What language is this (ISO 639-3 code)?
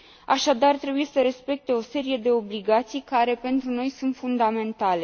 ron